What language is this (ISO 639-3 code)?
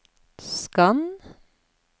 nor